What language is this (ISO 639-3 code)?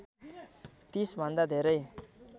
nep